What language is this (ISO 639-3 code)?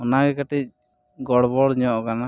sat